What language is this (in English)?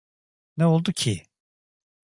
Turkish